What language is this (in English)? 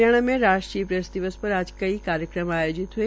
Hindi